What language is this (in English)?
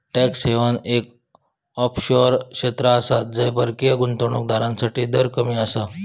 Marathi